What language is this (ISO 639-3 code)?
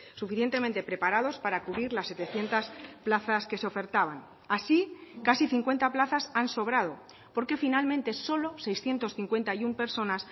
spa